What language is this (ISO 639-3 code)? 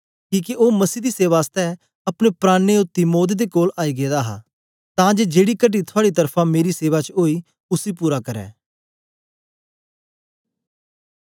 doi